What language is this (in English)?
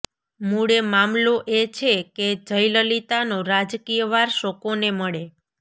Gujarati